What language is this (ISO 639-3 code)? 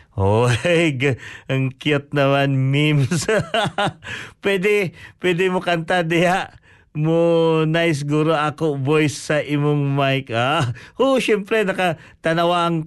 fil